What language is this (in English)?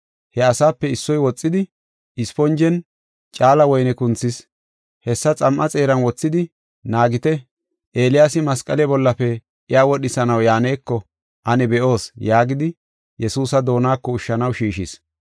Gofa